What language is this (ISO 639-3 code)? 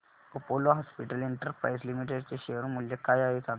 mar